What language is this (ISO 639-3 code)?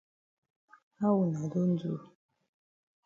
wes